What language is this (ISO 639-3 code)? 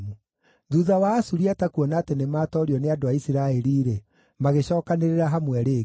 kik